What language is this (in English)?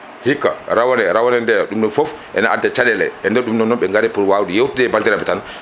Fula